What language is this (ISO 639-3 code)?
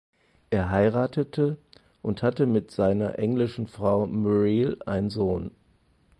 deu